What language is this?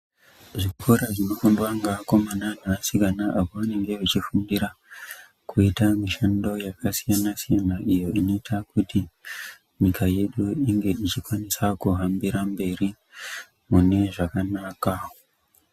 Ndau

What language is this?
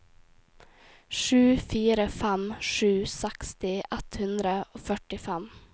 Norwegian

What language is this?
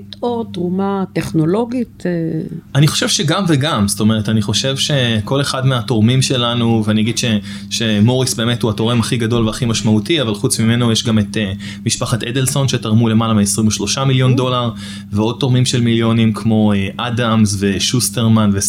Hebrew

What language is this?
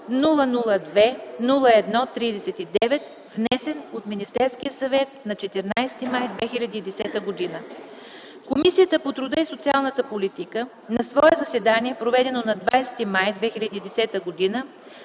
Bulgarian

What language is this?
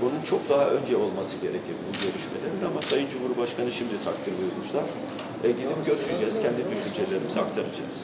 Turkish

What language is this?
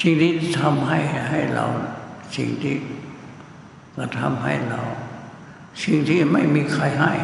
Thai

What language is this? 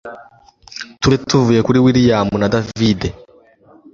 Kinyarwanda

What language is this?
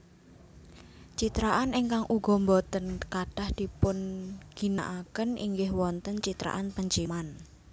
Javanese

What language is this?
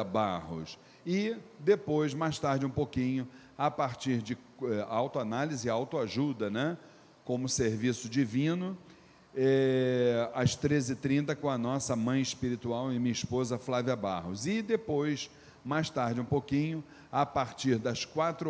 Portuguese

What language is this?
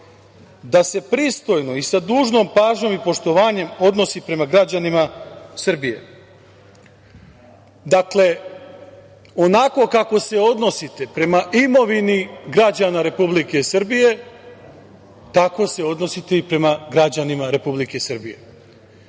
Serbian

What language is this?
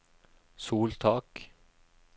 Norwegian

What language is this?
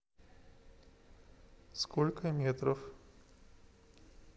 Russian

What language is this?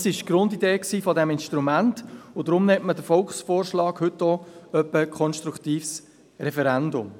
Swiss German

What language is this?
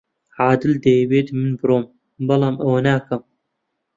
Central Kurdish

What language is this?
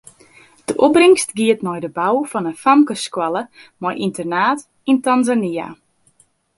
Western Frisian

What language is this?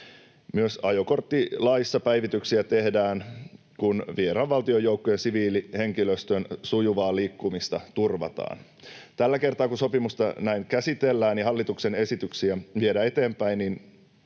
Finnish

